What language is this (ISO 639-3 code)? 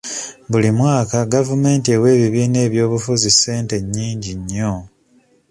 lug